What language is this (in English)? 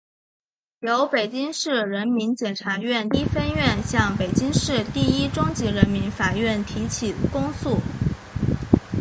Chinese